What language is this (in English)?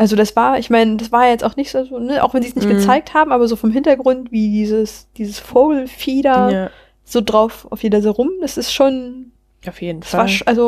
German